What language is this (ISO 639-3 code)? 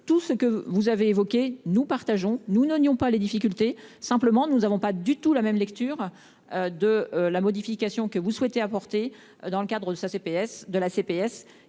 fra